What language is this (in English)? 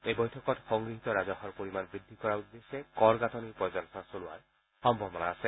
Assamese